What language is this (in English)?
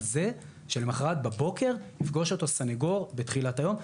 Hebrew